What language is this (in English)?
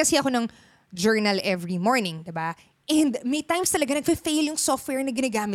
Filipino